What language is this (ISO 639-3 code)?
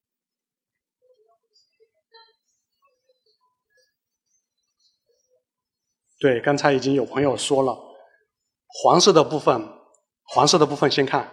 zho